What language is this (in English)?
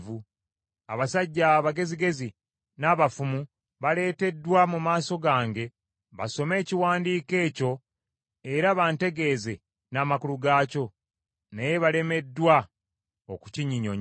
Ganda